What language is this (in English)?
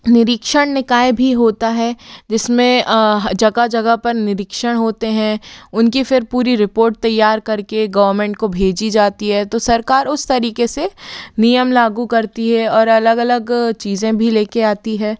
Hindi